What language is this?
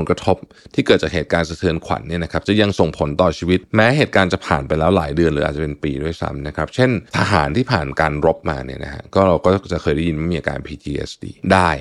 Thai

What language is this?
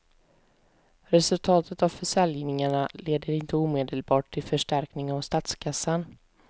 Swedish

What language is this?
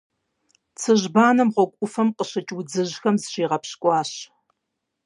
Kabardian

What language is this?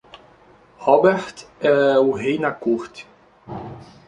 Portuguese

